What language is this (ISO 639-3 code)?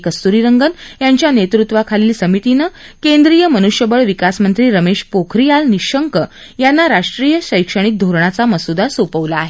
mar